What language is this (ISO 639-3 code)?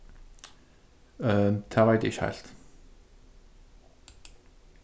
fao